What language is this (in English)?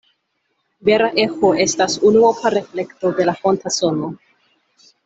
Esperanto